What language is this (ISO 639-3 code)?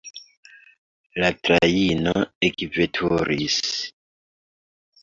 epo